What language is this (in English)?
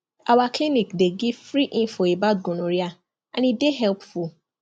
Nigerian Pidgin